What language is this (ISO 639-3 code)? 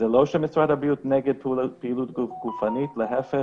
heb